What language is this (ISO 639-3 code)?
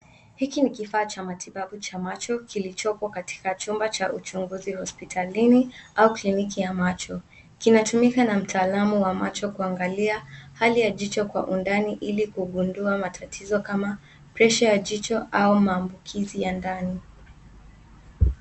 swa